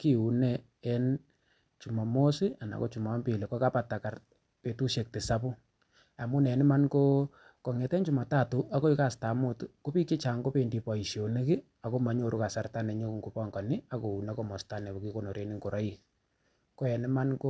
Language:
Kalenjin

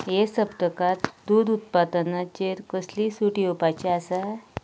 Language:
Konkani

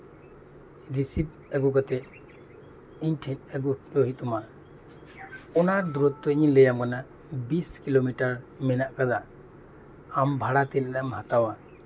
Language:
Santali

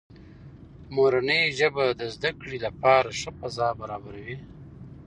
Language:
Pashto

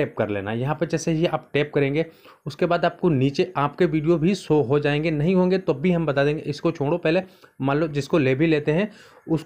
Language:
Hindi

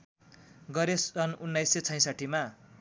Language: Nepali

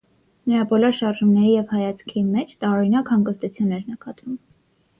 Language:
Armenian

